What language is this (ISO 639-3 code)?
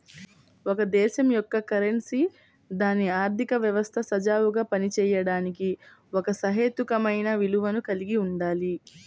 tel